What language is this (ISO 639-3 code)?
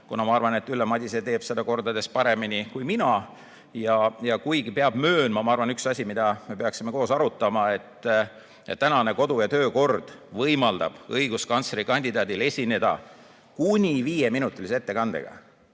est